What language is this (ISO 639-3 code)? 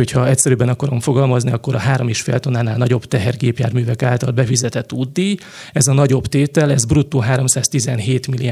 hun